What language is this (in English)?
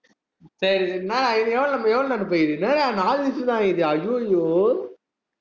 Tamil